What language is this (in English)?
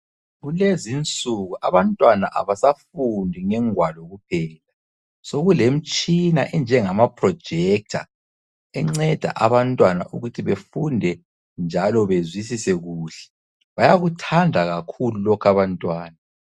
North Ndebele